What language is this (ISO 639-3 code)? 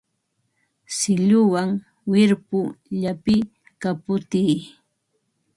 qva